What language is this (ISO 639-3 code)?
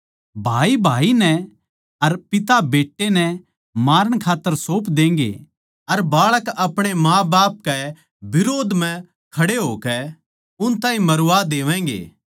bgc